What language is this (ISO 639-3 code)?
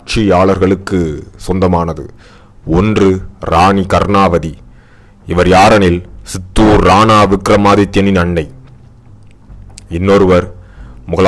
tam